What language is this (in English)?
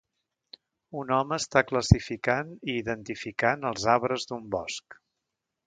Catalan